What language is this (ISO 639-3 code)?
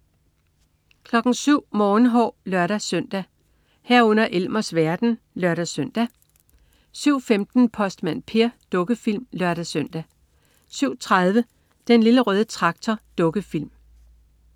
dan